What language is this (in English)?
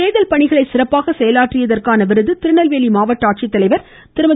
Tamil